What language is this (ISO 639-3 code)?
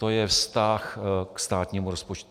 ces